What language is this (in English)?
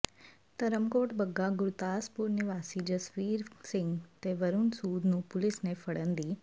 Punjabi